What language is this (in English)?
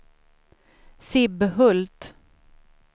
Swedish